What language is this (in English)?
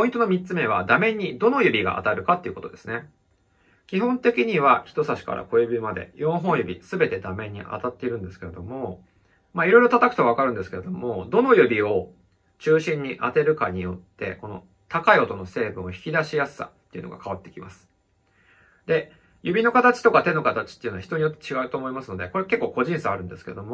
Japanese